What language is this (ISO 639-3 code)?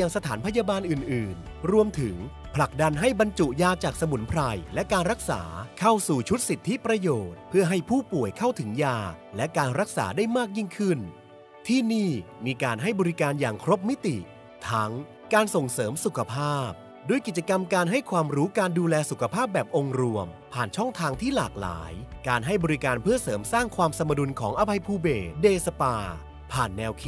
tha